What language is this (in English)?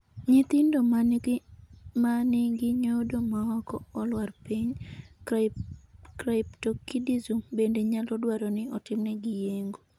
Luo (Kenya and Tanzania)